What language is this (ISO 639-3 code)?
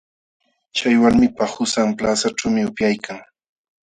qxw